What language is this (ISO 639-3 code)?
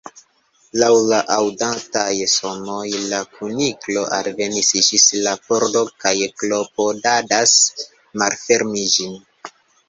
epo